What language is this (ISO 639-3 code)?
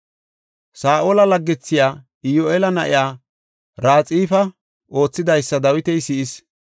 gof